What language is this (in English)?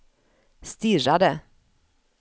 Swedish